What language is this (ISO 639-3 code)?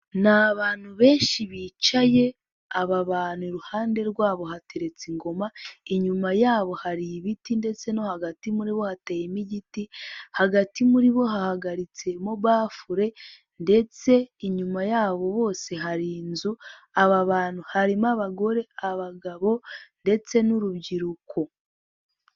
kin